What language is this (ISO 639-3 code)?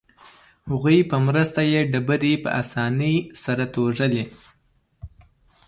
pus